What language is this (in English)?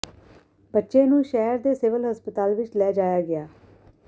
Punjabi